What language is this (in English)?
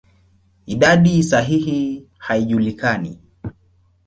Swahili